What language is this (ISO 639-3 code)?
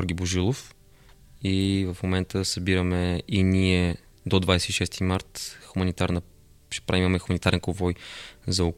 bul